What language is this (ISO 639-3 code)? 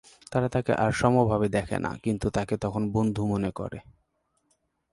ben